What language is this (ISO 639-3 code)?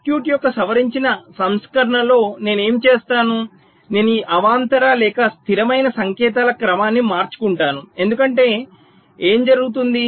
tel